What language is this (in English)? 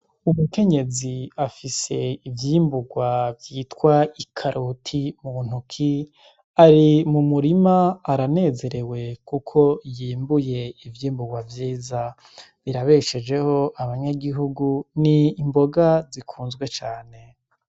Rundi